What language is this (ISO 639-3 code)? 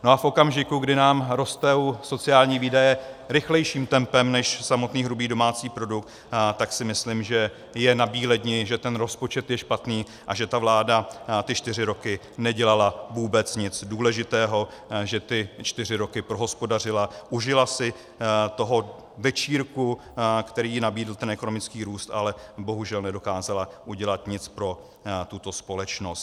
ces